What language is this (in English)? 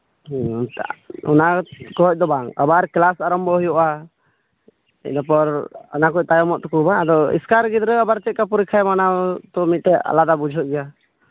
Santali